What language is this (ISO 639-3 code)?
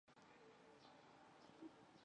zho